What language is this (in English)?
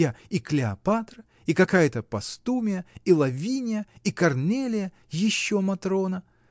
Russian